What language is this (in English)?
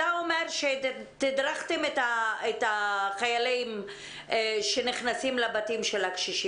Hebrew